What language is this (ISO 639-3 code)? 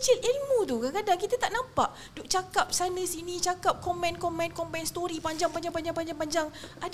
msa